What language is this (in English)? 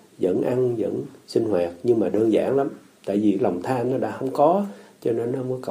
Vietnamese